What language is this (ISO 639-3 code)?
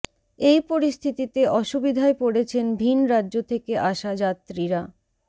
ben